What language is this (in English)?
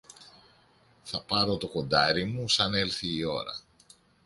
Greek